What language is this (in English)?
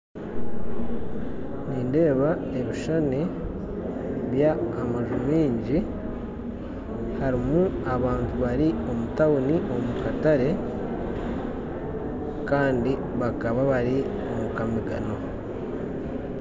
Nyankole